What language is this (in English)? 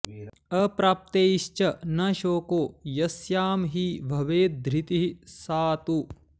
Sanskrit